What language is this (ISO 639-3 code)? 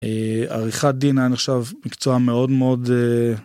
heb